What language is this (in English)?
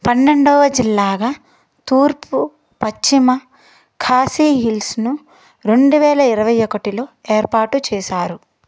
Telugu